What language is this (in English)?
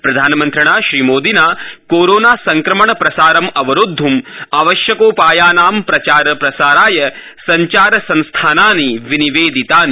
Sanskrit